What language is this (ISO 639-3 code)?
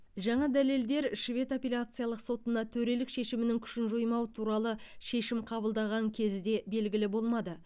kaz